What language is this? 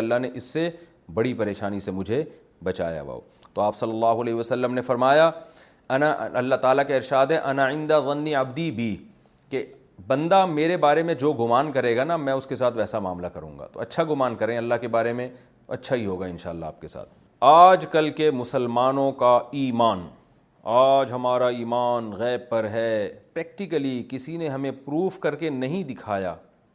Urdu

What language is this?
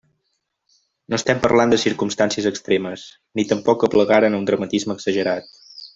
Catalan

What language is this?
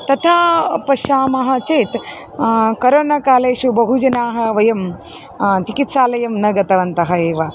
Sanskrit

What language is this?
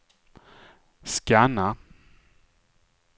Swedish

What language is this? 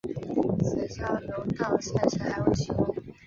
Chinese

